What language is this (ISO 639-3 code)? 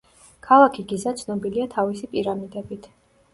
kat